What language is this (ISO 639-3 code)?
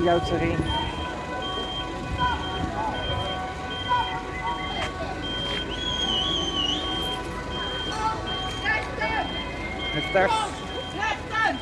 nld